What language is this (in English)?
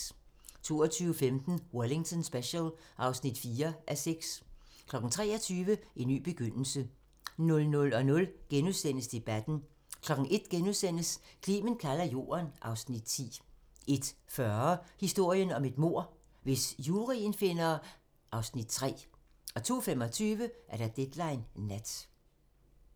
Danish